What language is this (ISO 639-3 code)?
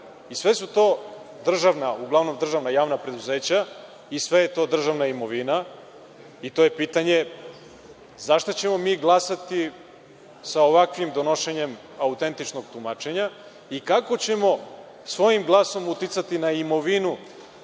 srp